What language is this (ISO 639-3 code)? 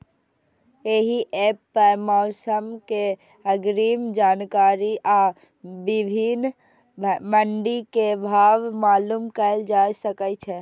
mai